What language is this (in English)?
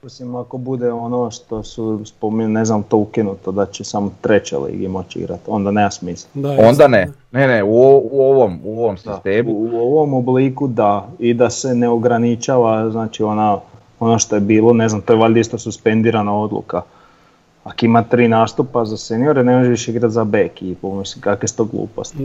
Croatian